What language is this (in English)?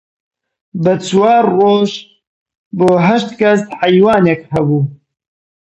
Central Kurdish